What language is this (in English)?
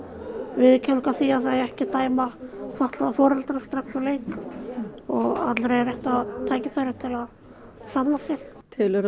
Icelandic